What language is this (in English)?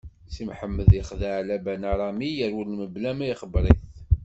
Kabyle